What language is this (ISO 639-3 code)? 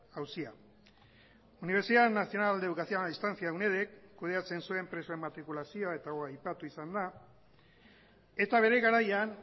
eus